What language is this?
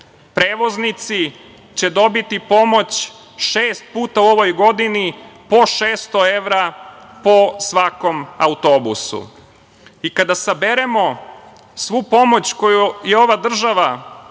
Serbian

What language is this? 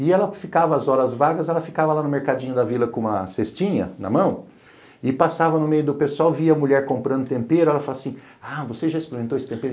Portuguese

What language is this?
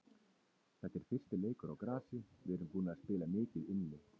Icelandic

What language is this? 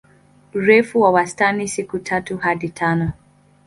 Swahili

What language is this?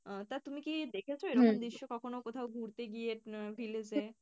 Bangla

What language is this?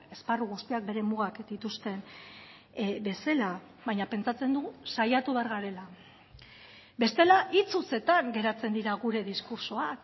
Basque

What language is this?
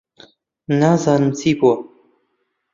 Central Kurdish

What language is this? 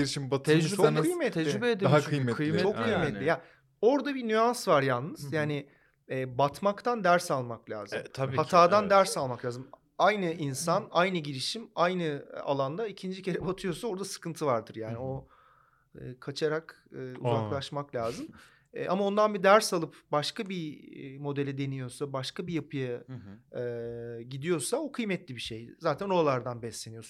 Turkish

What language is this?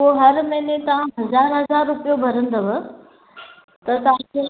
Sindhi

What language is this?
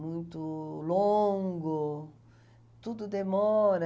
Portuguese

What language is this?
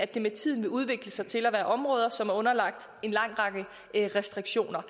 Danish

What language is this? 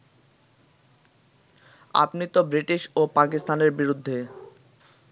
Bangla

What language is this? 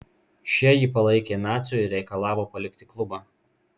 Lithuanian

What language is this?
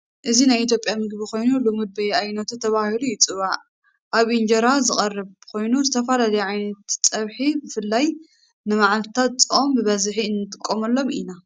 Tigrinya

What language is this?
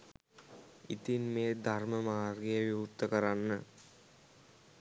Sinhala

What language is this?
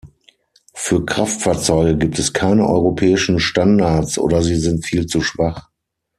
German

